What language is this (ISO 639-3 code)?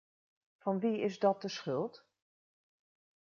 nld